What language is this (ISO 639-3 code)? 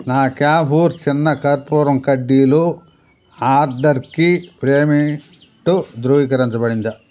tel